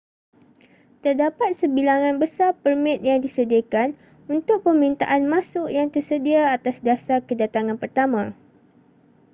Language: Malay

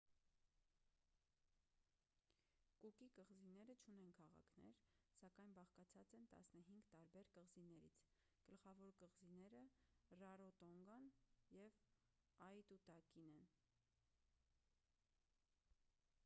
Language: Armenian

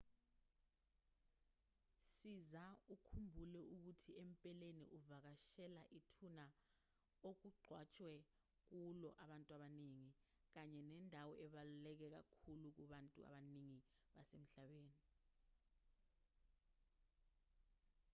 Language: Zulu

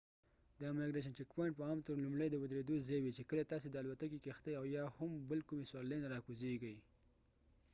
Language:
Pashto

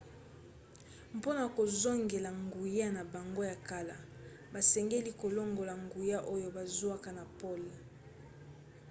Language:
Lingala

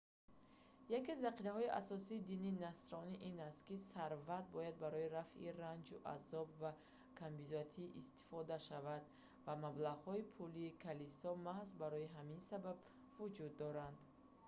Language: Tajik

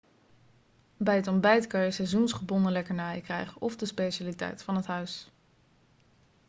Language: Dutch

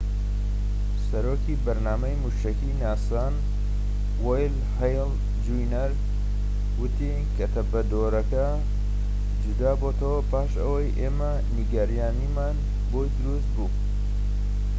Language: Central Kurdish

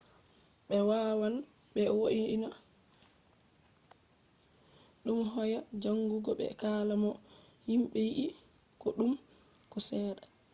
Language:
Fula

